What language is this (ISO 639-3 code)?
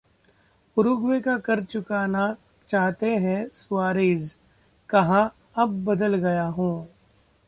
hin